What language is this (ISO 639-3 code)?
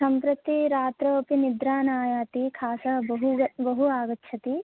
san